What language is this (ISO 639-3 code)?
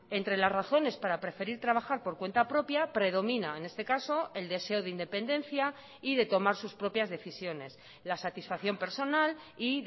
spa